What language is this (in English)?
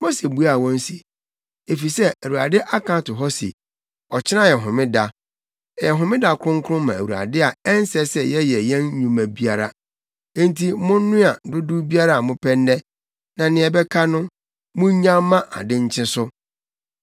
Akan